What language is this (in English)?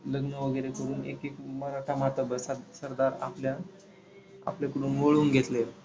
Marathi